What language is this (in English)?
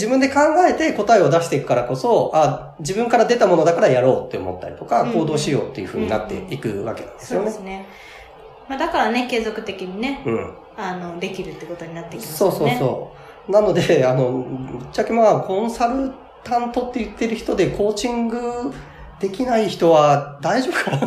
Japanese